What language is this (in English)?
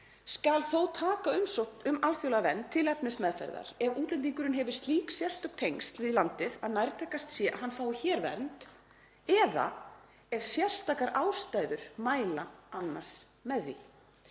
Icelandic